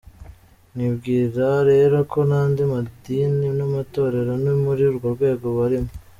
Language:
Kinyarwanda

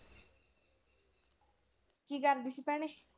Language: Punjabi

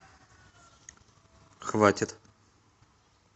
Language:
Russian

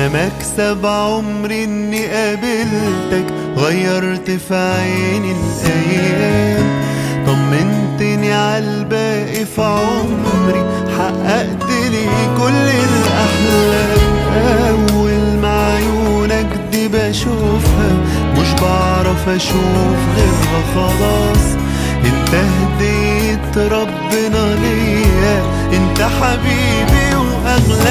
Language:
Arabic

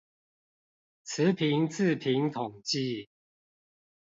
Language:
Chinese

